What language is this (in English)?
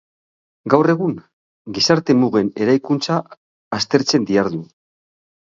Basque